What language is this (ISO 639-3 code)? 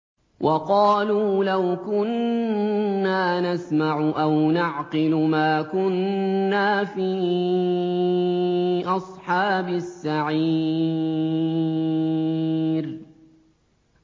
ara